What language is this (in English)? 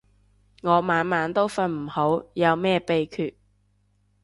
Cantonese